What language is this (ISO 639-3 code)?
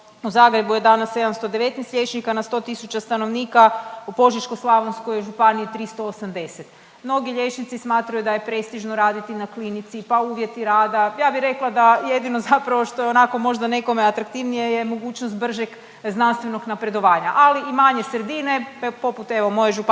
hrv